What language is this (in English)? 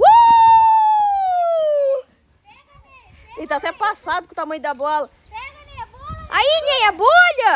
Portuguese